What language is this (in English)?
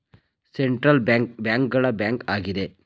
Kannada